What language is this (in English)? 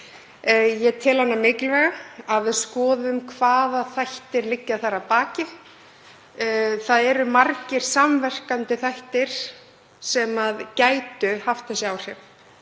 Icelandic